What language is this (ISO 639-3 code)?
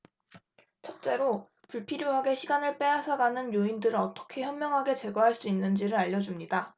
kor